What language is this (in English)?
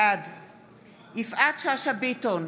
Hebrew